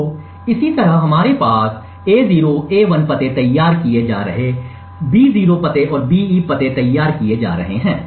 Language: Hindi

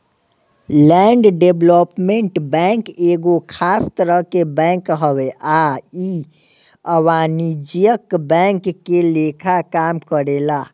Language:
Bhojpuri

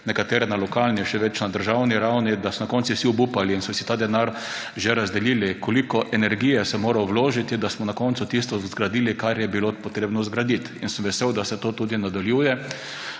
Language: Slovenian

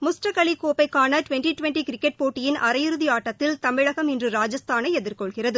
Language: Tamil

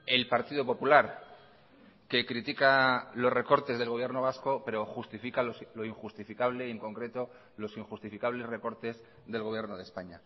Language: Spanish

